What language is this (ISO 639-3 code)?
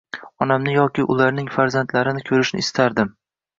uzb